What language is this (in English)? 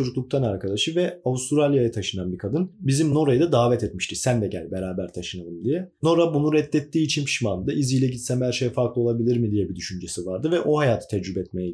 Turkish